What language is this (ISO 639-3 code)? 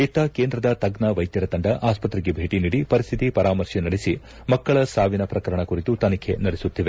kan